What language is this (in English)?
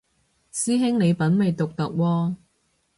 Cantonese